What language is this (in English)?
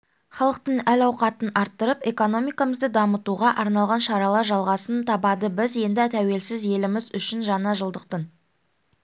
Kazakh